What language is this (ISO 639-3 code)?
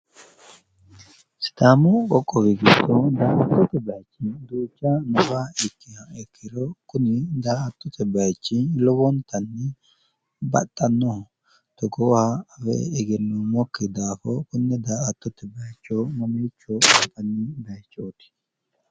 sid